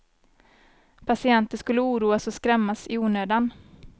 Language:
Swedish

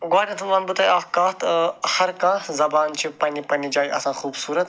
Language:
Kashmiri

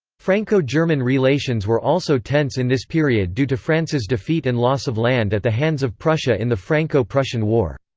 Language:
English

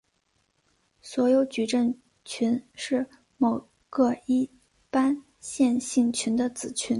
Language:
Chinese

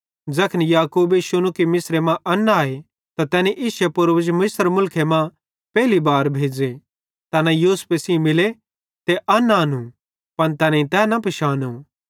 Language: Bhadrawahi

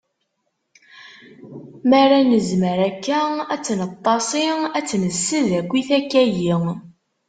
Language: Kabyle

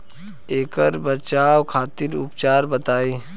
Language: Bhojpuri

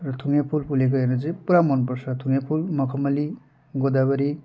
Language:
Nepali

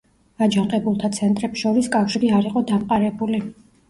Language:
Georgian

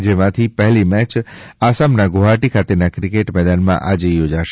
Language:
Gujarati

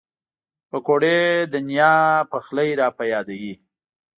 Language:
Pashto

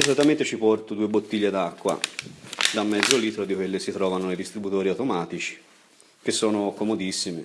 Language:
Italian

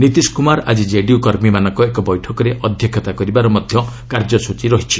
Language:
Odia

